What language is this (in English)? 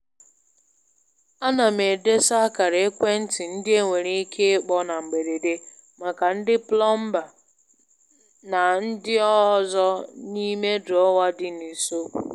Igbo